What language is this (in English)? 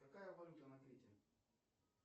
Russian